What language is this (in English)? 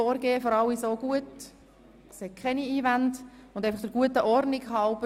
Swiss German